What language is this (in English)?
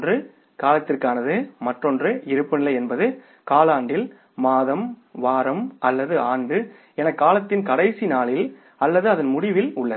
Tamil